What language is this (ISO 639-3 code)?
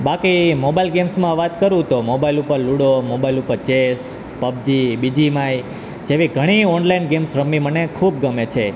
guj